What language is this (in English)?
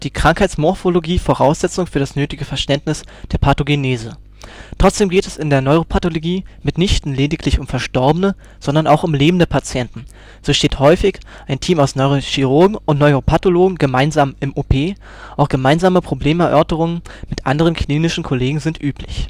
German